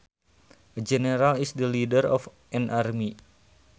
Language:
Sundanese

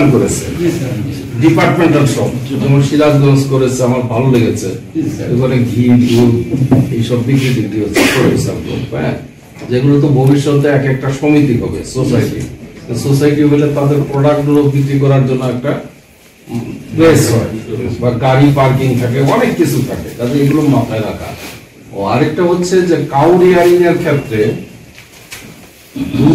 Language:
Bangla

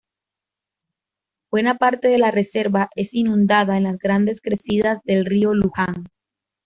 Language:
Spanish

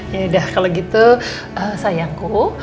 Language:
Indonesian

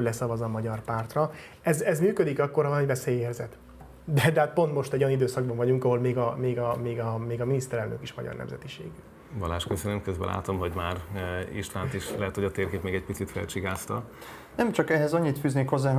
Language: Hungarian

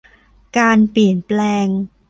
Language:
Thai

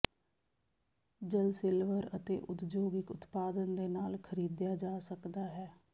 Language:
Punjabi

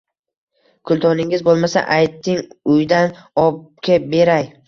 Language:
Uzbek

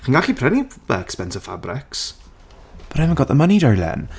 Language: Welsh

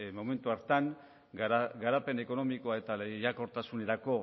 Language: Basque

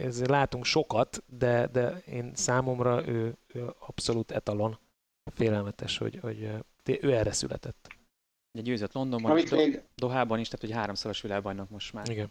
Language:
Hungarian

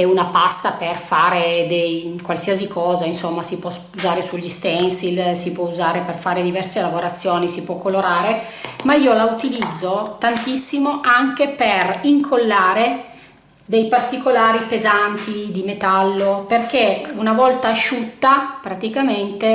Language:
Italian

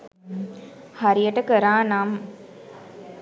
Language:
Sinhala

